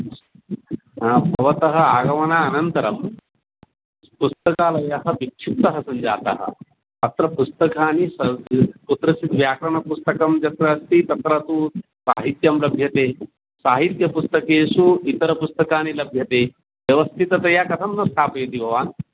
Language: Sanskrit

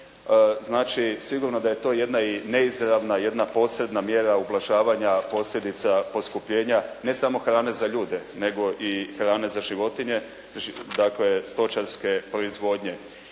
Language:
Croatian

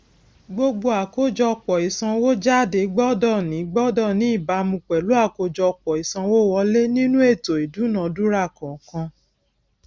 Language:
Yoruba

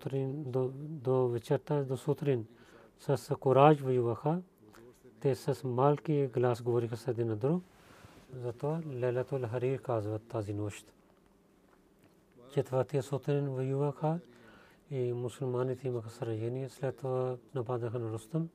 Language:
Bulgarian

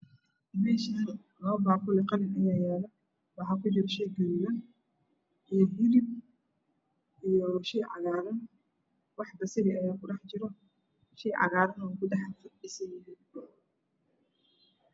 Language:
Somali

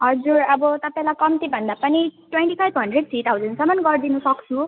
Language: Nepali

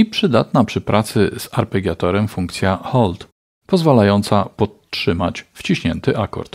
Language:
Polish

